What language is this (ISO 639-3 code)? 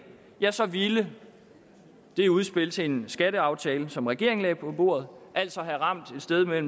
dan